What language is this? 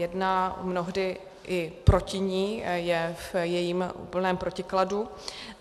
Czech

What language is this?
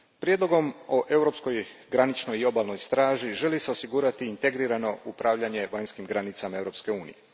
Croatian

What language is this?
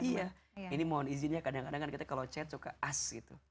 Indonesian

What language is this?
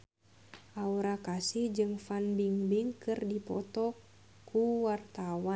Sundanese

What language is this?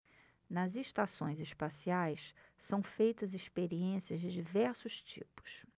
Portuguese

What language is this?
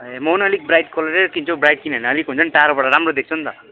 Nepali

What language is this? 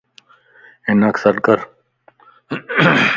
Lasi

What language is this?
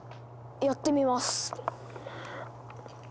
Japanese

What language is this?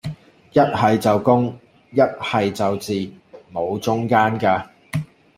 Cantonese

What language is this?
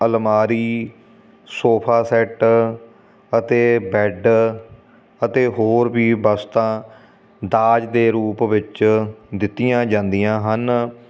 Punjabi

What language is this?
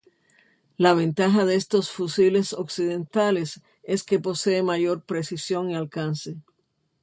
Spanish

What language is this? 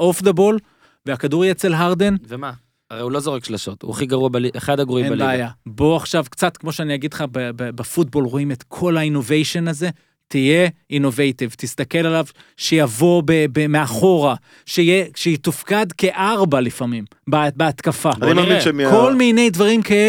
Hebrew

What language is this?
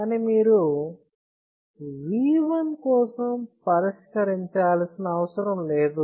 Telugu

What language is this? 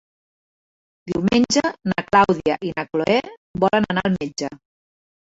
Catalan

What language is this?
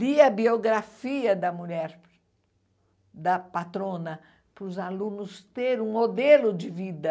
Portuguese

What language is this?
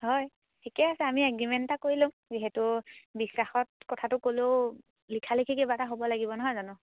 Assamese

